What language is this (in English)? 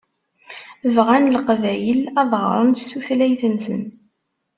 Kabyle